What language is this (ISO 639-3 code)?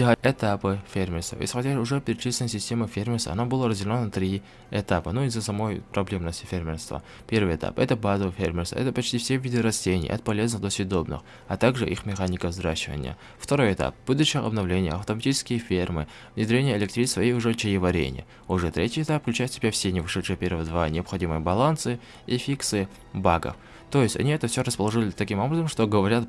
rus